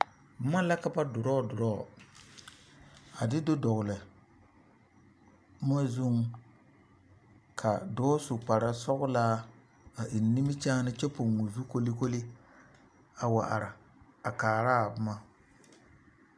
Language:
Southern Dagaare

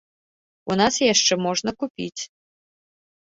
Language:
Belarusian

